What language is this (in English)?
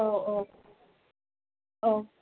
Bodo